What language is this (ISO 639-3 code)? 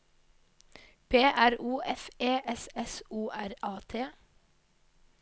nor